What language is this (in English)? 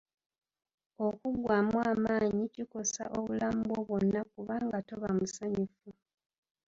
Ganda